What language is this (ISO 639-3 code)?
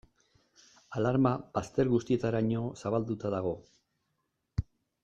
eus